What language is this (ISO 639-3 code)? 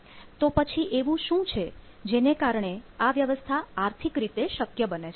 guj